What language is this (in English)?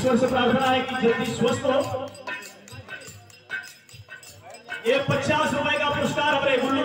Arabic